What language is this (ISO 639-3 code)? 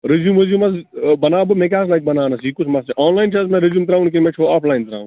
kas